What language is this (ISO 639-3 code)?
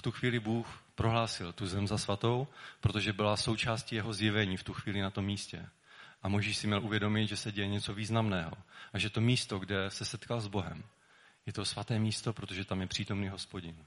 ces